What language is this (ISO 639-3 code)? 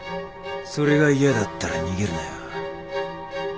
jpn